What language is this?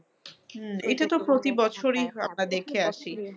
Bangla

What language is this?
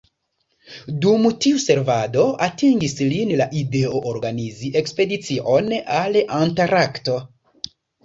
Esperanto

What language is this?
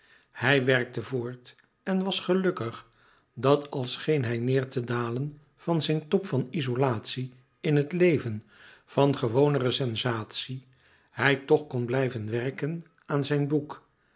Dutch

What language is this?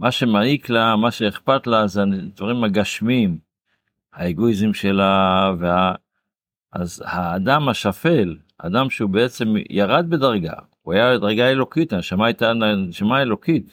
Hebrew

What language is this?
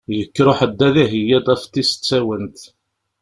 Kabyle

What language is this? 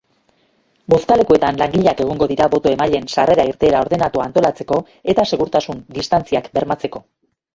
Basque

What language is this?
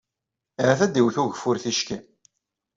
Kabyle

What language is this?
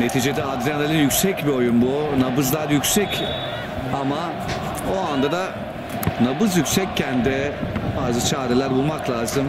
Turkish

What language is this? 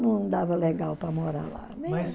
Portuguese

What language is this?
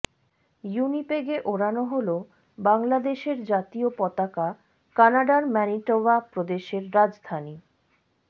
Bangla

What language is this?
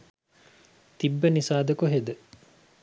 Sinhala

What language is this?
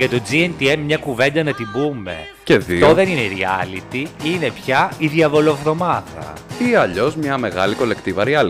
Greek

